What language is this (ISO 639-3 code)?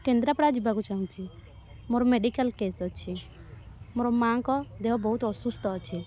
ori